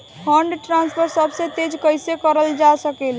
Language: Bhojpuri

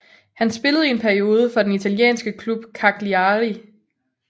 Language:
Danish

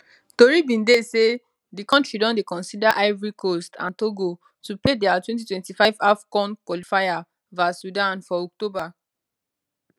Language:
Nigerian Pidgin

